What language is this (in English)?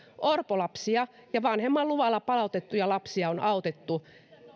Finnish